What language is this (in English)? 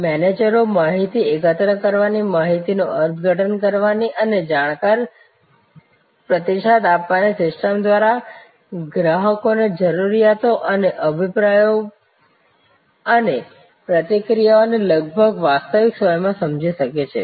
Gujarati